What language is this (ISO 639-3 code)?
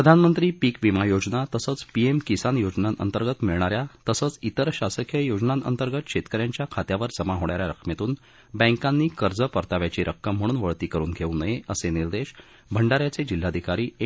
mar